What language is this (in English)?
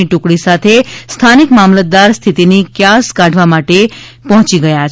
Gujarati